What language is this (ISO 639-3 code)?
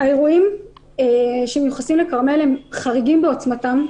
heb